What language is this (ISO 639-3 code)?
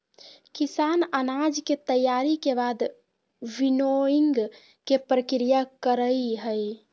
mag